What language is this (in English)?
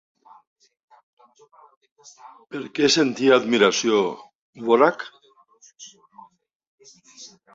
Catalan